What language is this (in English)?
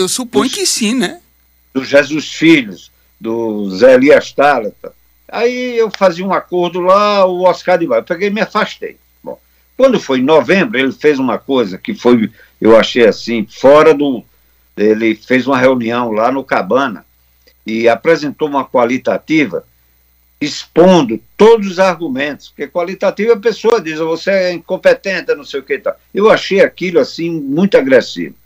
Portuguese